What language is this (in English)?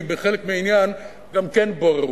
Hebrew